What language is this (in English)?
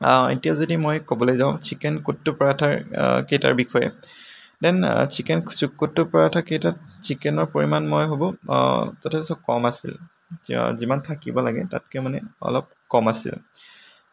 Assamese